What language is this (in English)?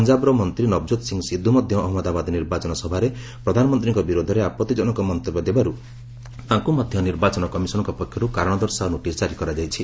Odia